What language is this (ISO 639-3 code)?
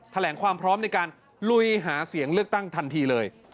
tha